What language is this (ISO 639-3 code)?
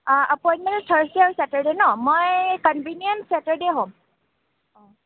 asm